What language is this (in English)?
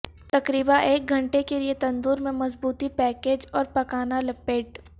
Urdu